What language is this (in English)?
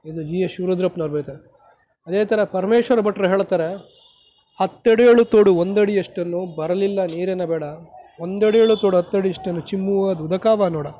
Kannada